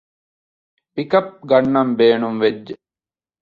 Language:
Divehi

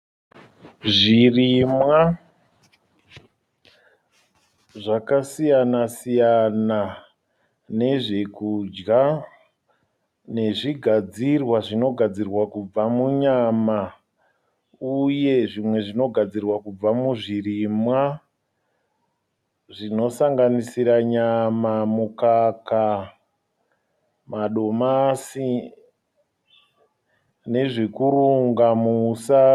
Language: Shona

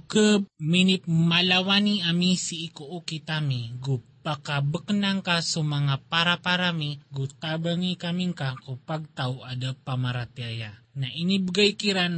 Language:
Filipino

